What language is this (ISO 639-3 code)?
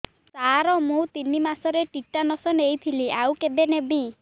ori